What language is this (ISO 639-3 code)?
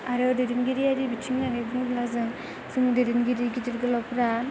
brx